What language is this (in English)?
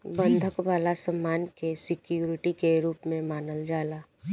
Bhojpuri